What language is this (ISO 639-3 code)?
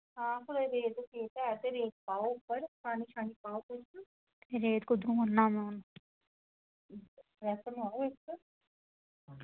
doi